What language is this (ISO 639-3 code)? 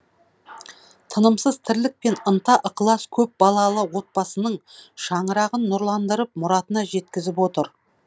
kaz